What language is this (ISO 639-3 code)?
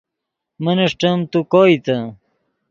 ydg